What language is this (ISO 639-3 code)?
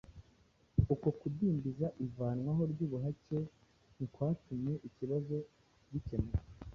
kin